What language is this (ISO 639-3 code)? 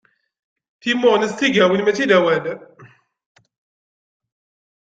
kab